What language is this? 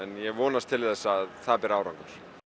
Icelandic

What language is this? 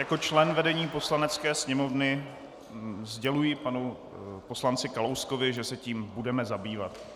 Czech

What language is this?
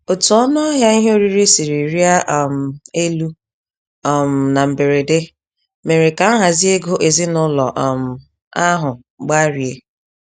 Igbo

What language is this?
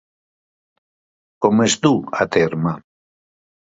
Catalan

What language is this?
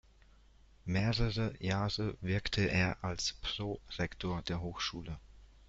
German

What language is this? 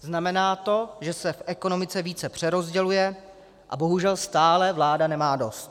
Czech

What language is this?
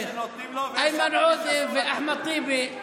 Hebrew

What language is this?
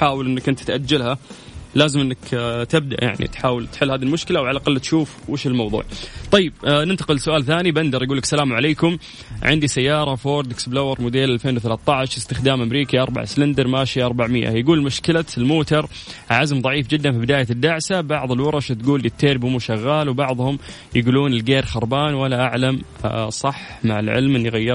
Arabic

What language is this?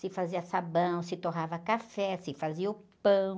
Portuguese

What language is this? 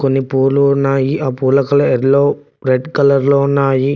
Telugu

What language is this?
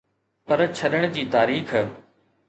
Sindhi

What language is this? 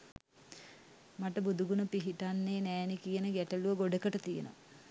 Sinhala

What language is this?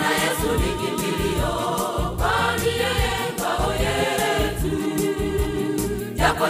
Swahili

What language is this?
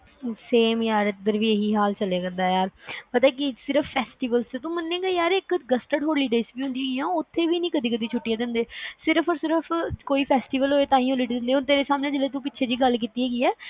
Punjabi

